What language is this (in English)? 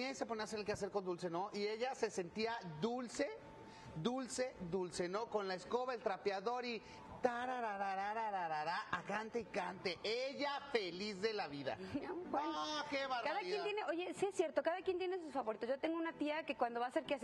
Spanish